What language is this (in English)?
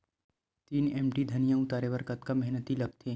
Chhattisgarhi